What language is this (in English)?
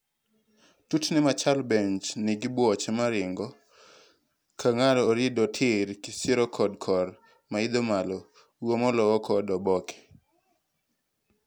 Luo (Kenya and Tanzania)